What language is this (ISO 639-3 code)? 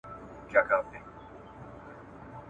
pus